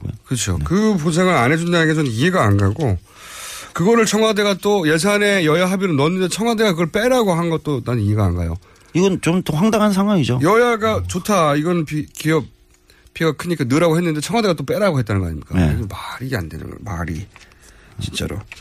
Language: Korean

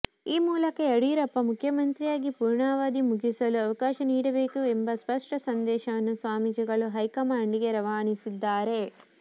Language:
Kannada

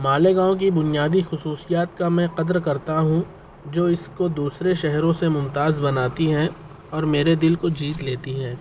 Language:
Urdu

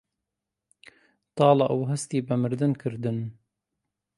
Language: Central Kurdish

